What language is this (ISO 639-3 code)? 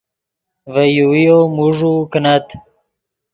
ydg